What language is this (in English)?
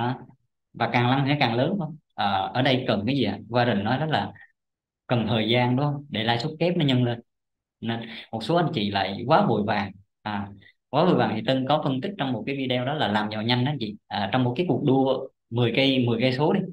Vietnamese